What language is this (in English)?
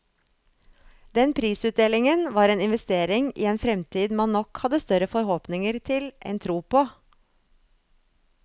Norwegian